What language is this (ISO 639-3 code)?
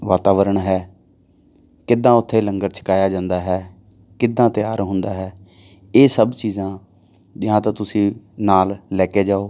pan